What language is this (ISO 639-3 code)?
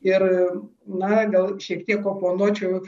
lit